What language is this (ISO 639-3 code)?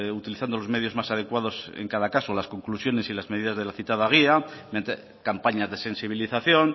spa